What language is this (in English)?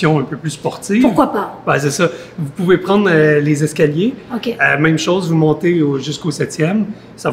French